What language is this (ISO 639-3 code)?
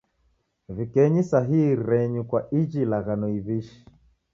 dav